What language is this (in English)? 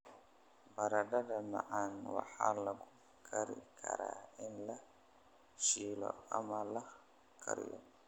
Somali